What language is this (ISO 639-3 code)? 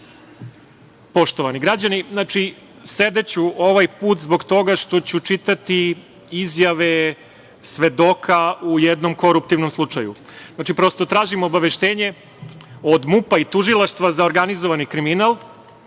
srp